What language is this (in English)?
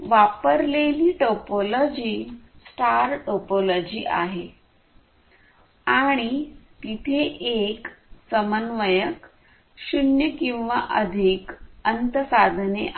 Marathi